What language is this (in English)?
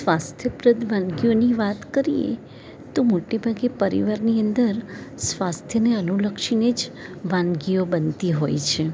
Gujarati